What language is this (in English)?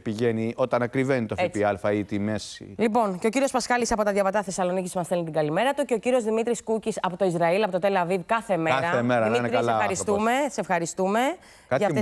Greek